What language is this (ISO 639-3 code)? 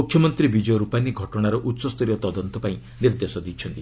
ori